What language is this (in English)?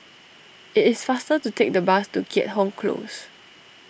English